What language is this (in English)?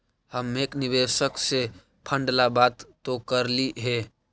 Magahi